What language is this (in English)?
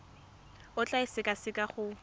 Tswana